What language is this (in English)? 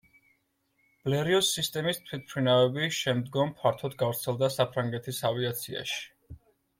Georgian